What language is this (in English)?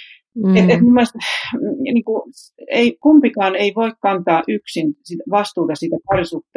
Finnish